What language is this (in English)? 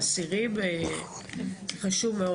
Hebrew